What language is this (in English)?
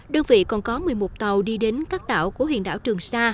Vietnamese